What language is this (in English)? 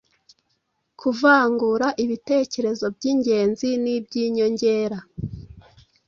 Kinyarwanda